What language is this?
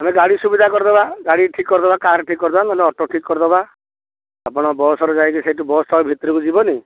Odia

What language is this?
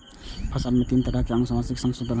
Maithili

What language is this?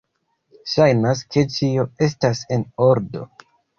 Esperanto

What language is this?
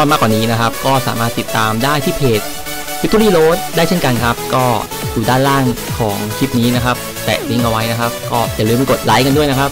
Thai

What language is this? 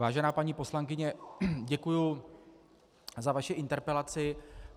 Czech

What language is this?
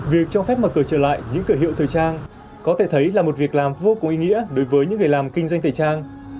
Vietnamese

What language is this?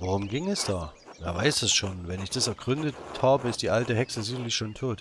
German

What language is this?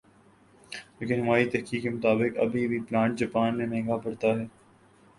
Urdu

